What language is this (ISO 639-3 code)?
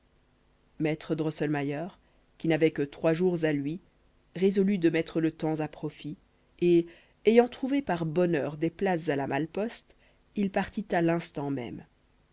fra